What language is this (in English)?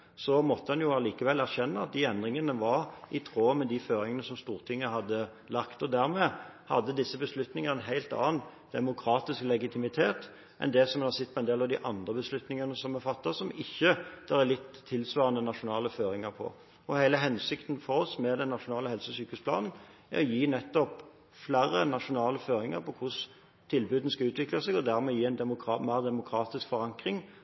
Norwegian Bokmål